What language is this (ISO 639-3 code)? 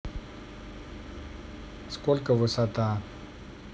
rus